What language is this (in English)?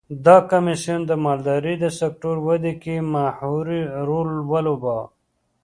Pashto